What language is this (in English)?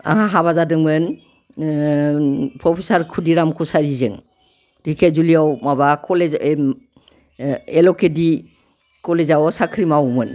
Bodo